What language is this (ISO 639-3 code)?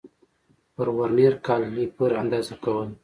pus